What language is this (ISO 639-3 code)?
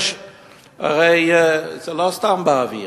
heb